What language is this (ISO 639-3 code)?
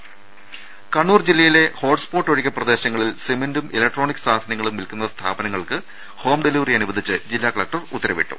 mal